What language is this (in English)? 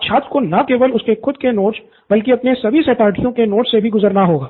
Hindi